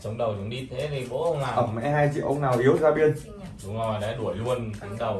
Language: Vietnamese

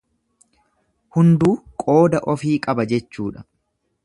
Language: Oromo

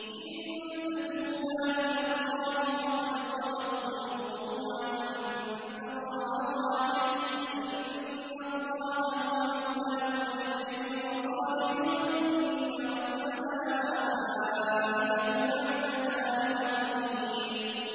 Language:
Arabic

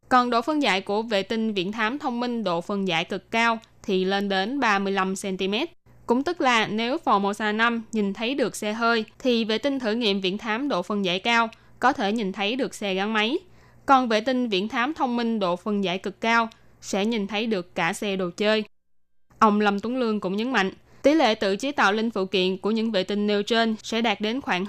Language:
Vietnamese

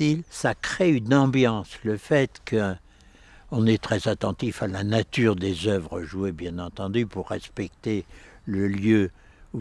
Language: French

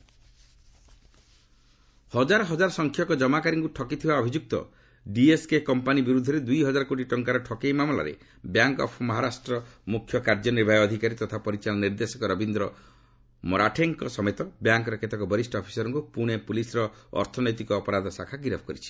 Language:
Odia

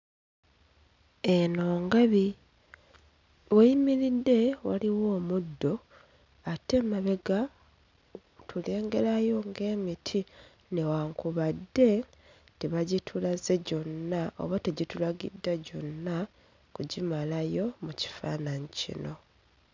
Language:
Ganda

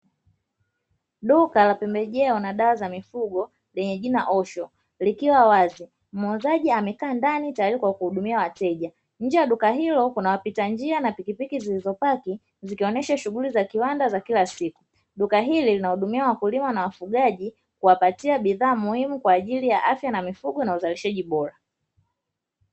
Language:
Swahili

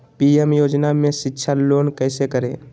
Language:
Magahi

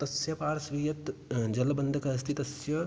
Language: Sanskrit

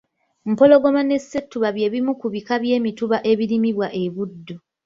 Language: Ganda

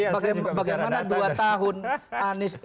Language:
Indonesian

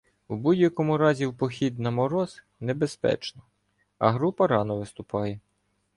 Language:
Ukrainian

